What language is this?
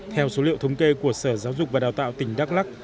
Vietnamese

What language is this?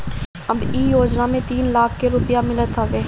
Bhojpuri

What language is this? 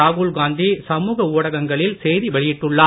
Tamil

